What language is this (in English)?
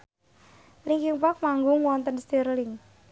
Javanese